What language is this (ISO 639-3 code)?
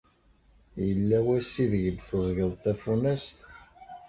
kab